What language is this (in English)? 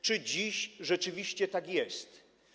Polish